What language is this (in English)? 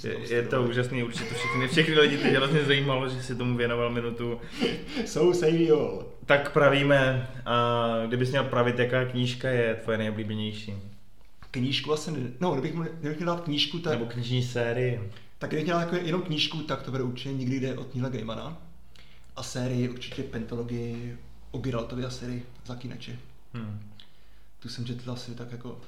Czech